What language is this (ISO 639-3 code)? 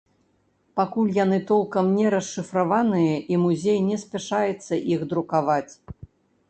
bel